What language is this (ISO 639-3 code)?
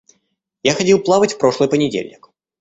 rus